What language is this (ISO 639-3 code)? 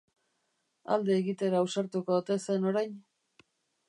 eus